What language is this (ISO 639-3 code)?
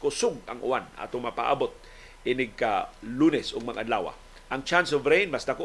fil